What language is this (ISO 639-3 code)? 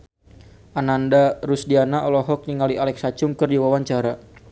sun